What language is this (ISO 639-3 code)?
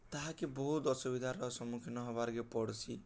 ori